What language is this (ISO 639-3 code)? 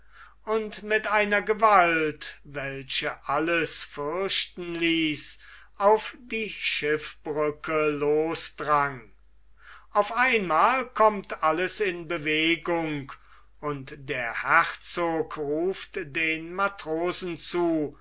deu